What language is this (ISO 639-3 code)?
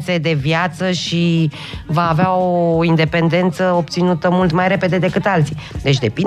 ron